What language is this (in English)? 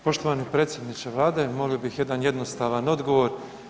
Croatian